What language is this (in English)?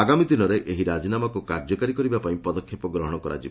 Odia